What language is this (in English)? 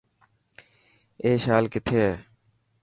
Dhatki